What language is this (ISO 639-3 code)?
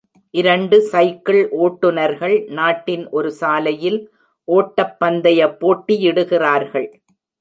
tam